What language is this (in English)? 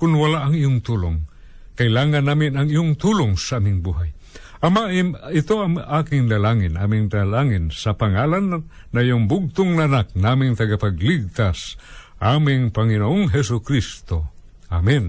Filipino